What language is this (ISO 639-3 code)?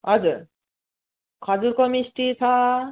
nep